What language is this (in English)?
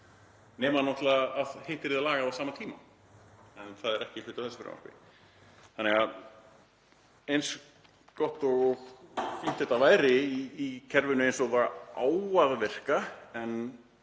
Icelandic